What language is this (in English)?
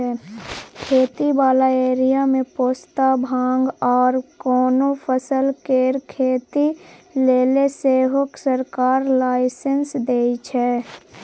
Maithili